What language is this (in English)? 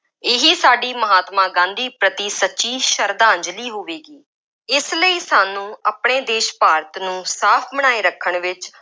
Punjabi